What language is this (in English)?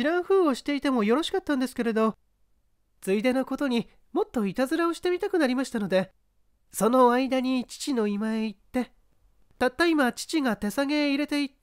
Japanese